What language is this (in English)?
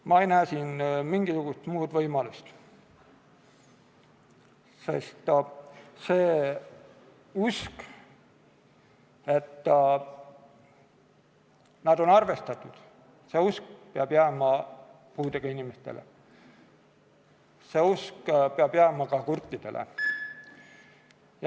Estonian